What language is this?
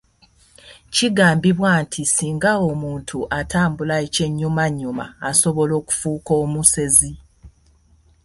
Ganda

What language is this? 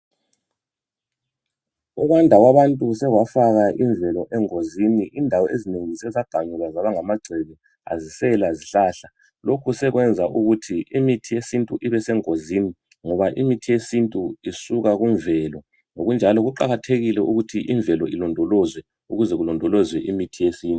North Ndebele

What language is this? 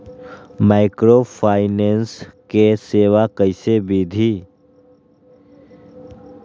Magahi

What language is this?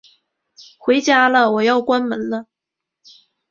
Chinese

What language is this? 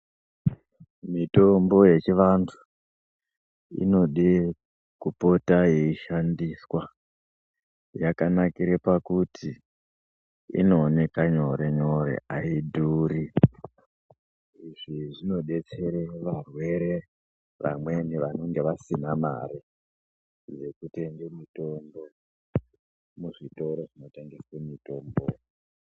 Ndau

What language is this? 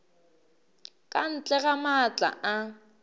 Northern Sotho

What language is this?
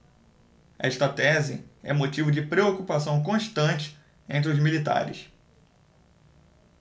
Portuguese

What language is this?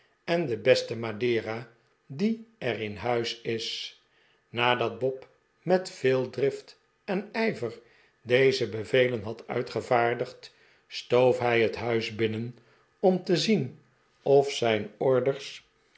Dutch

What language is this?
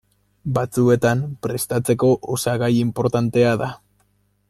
Basque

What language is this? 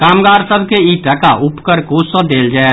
Maithili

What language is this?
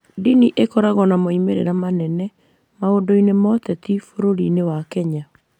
Kikuyu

